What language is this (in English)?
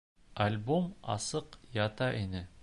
Bashkir